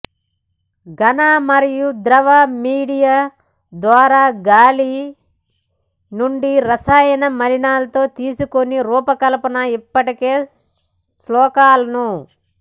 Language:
Telugu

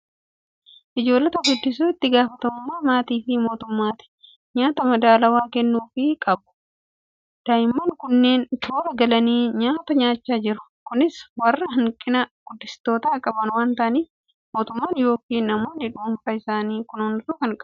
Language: Oromo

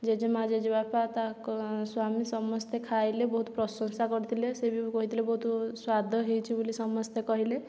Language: Odia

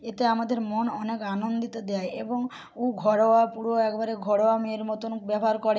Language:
Bangla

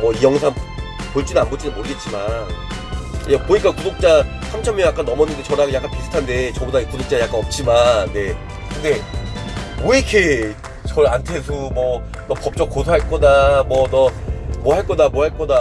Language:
Korean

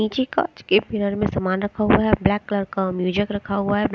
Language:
Hindi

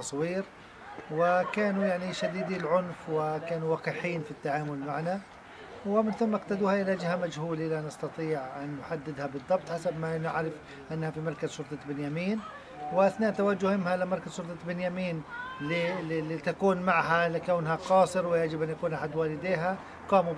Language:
Arabic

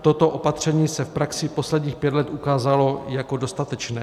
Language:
Czech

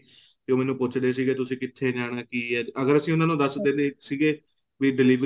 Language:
Punjabi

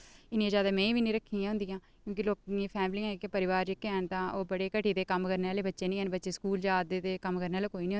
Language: Dogri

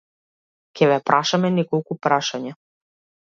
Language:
Macedonian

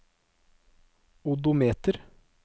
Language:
Norwegian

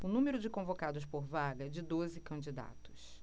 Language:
Portuguese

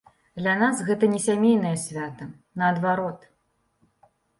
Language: Belarusian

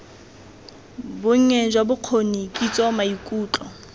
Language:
Tswana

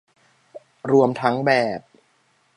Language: Thai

